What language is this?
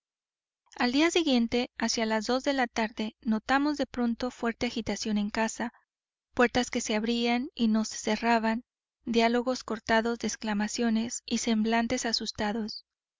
Spanish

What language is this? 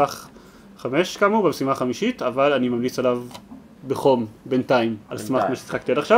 Hebrew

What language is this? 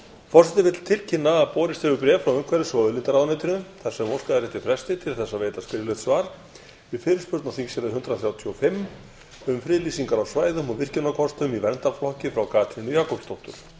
Icelandic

